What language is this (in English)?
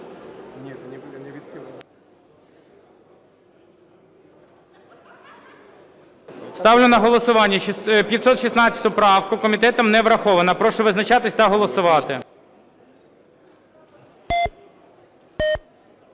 Ukrainian